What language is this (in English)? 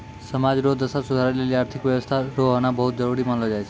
Maithili